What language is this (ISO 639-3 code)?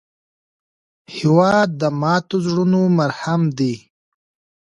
pus